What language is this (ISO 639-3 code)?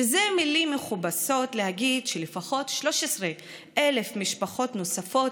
heb